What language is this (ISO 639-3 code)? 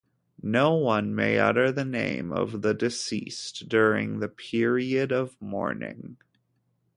eng